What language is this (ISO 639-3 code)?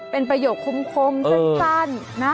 tha